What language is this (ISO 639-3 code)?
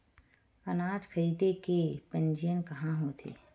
hne